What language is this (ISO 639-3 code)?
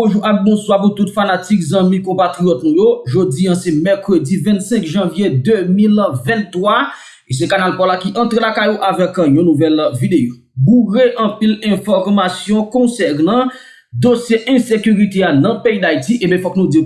fra